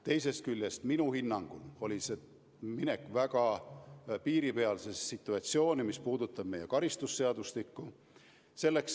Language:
Estonian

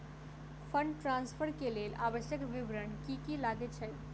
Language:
Maithili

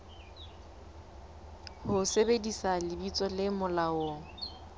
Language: Southern Sotho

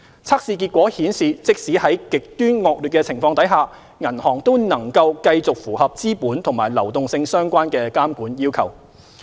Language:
Cantonese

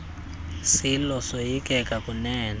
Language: Xhosa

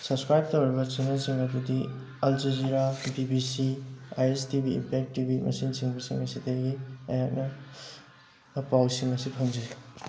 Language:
Manipuri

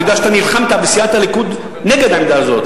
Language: Hebrew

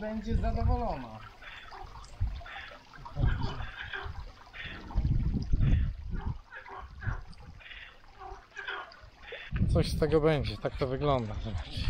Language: Polish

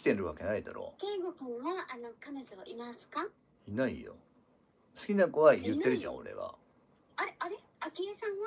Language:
Japanese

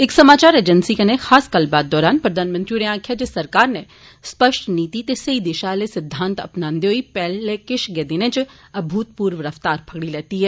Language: Dogri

